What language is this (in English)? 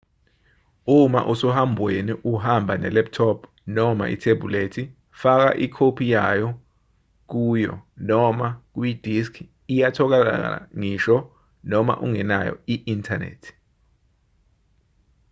Zulu